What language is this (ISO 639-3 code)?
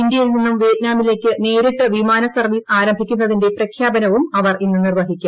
mal